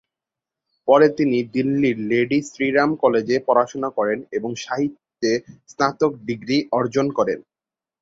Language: Bangla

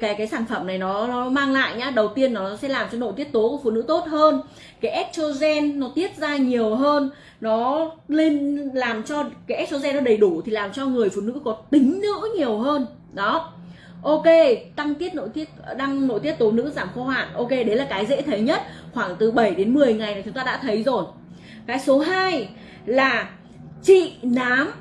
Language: Vietnamese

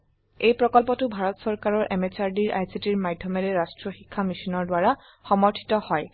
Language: Assamese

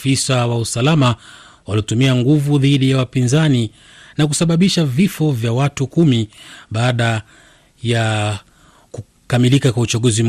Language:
Swahili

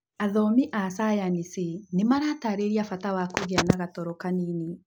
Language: Kikuyu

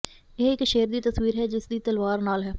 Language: Punjabi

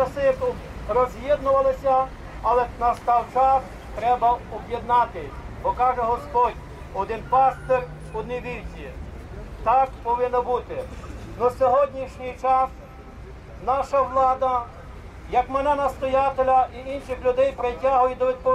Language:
Ukrainian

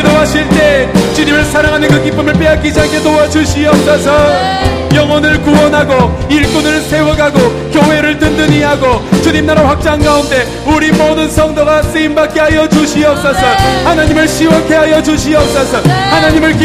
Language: Korean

